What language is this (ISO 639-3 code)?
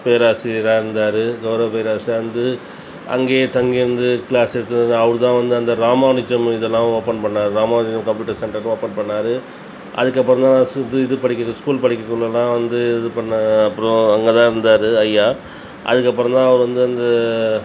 tam